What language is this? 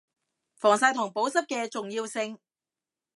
Cantonese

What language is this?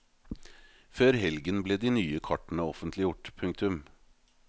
Norwegian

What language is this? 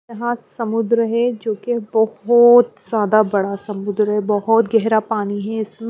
Hindi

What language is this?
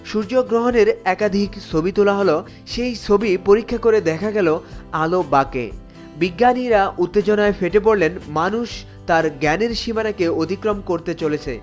Bangla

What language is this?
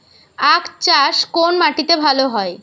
Bangla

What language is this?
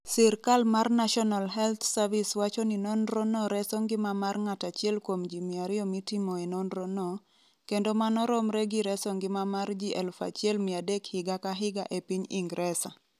Luo (Kenya and Tanzania)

